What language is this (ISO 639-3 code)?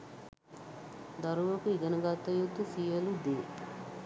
sin